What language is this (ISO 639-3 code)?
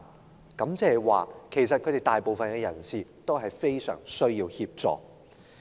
yue